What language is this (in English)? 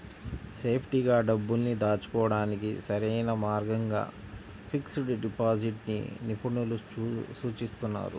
Telugu